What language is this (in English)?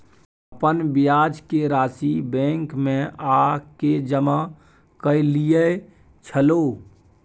Maithili